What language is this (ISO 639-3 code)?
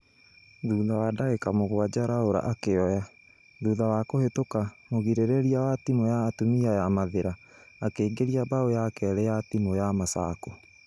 kik